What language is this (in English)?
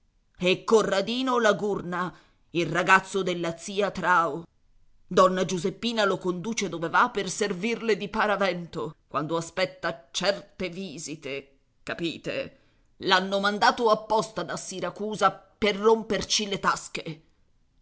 Italian